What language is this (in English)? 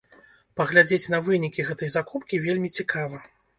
Belarusian